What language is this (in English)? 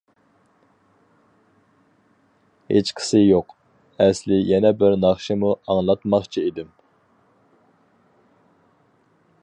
Uyghur